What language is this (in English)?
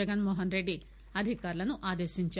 Telugu